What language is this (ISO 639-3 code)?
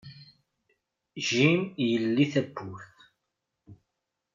kab